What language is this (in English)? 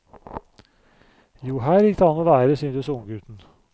Norwegian